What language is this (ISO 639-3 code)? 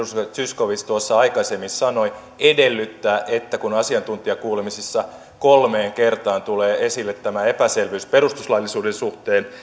fin